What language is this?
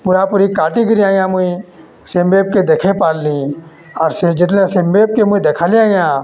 Odia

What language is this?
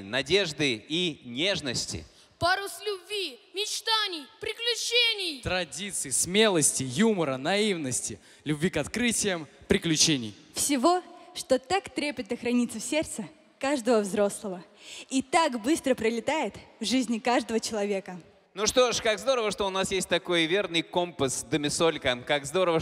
Russian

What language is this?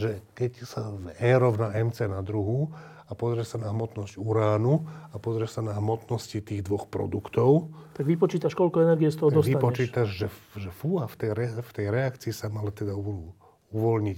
Slovak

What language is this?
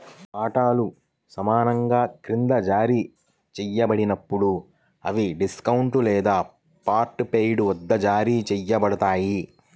Telugu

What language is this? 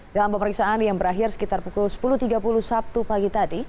Indonesian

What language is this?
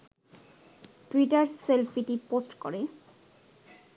Bangla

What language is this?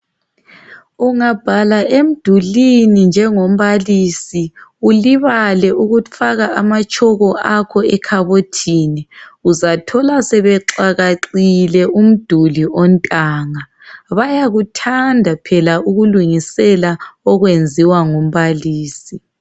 North Ndebele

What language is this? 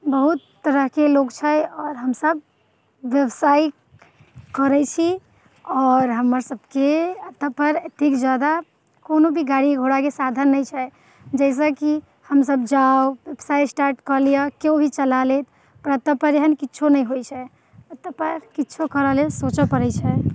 Maithili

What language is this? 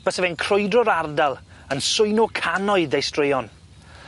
Welsh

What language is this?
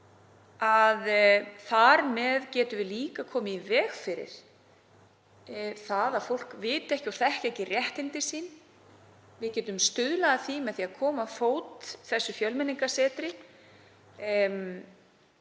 Icelandic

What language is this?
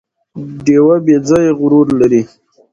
Pashto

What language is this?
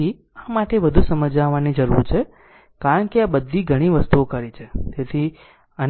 Gujarati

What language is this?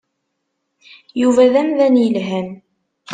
Kabyle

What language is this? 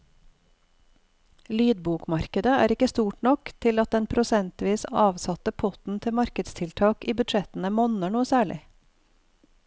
Norwegian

